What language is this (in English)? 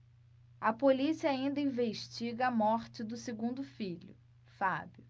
Portuguese